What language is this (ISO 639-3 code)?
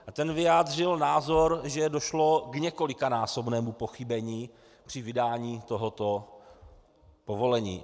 ces